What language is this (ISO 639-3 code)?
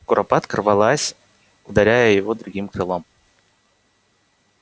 rus